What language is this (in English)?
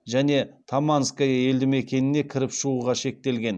Kazakh